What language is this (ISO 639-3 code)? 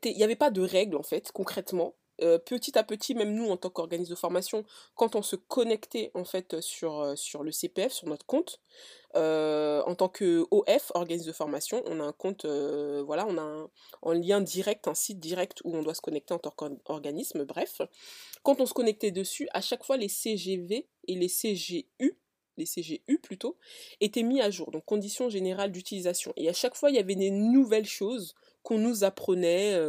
fra